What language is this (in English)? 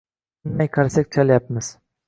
Uzbek